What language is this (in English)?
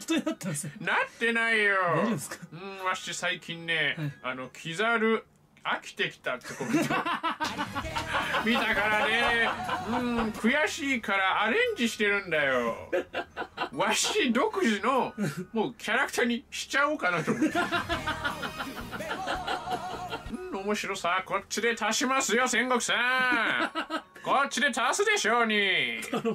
Japanese